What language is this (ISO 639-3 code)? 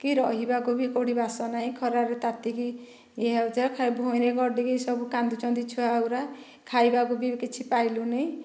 ori